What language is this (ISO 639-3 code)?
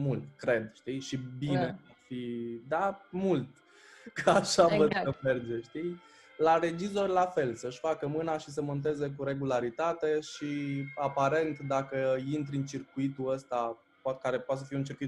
ron